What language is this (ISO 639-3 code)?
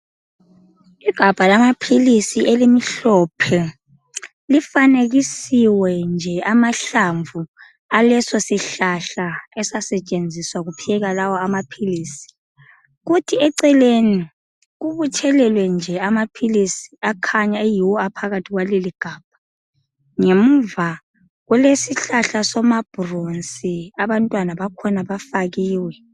nde